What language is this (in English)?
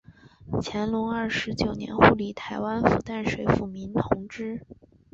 Chinese